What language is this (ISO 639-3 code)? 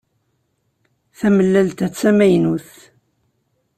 kab